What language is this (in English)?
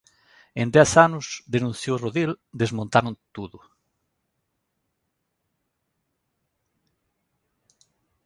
Galician